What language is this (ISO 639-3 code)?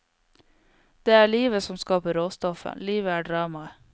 nor